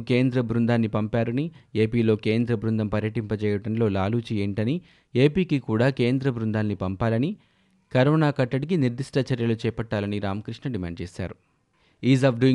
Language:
Telugu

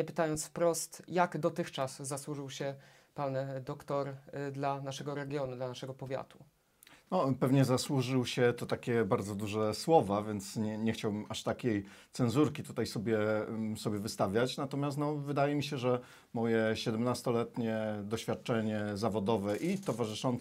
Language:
Polish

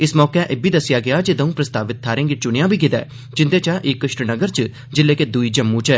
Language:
Dogri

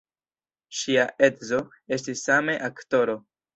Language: Esperanto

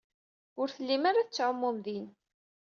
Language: Kabyle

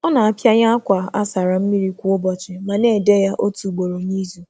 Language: Igbo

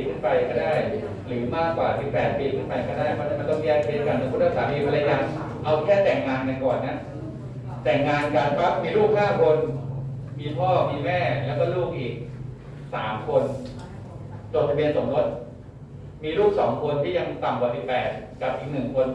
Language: Thai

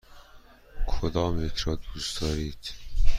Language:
Persian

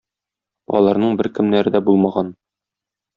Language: Tatar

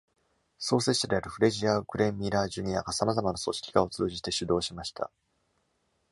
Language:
Japanese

